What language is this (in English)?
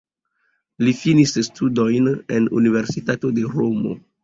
Esperanto